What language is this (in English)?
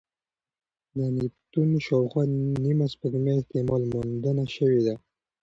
Pashto